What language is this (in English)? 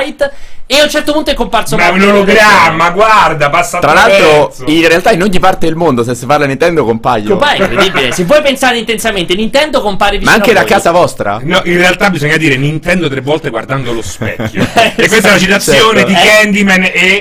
Italian